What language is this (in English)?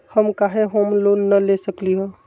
Magahi